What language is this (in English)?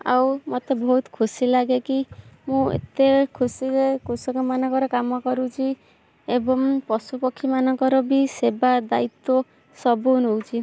Odia